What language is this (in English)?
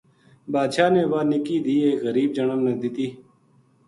Gujari